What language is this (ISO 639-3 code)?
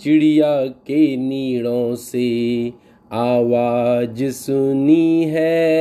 hin